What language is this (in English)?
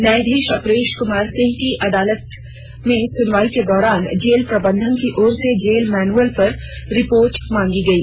Hindi